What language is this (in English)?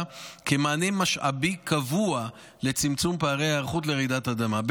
Hebrew